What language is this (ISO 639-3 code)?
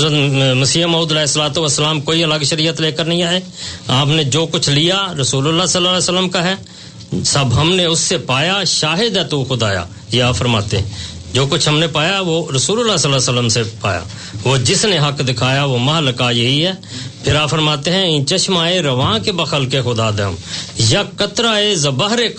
urd